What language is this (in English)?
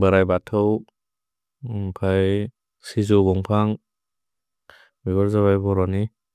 Bodo